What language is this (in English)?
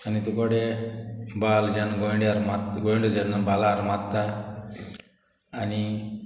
Konkani